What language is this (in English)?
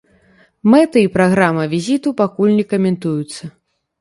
Belarusian